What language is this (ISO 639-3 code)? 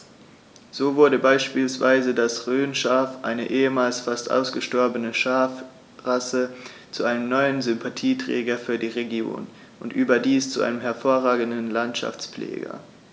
deu